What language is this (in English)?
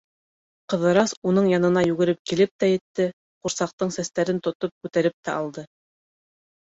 Bashkir